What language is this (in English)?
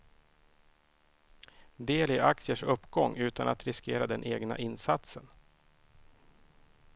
Swedish